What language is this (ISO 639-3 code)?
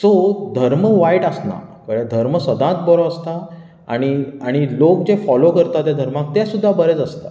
kok